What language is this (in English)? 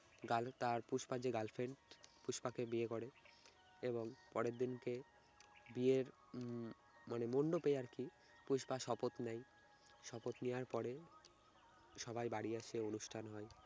Bangla